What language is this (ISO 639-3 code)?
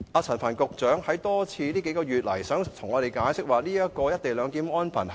yue